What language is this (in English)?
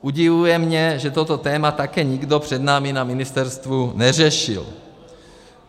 Czech